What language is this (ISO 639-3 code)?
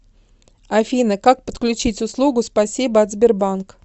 rus